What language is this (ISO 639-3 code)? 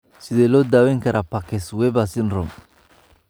som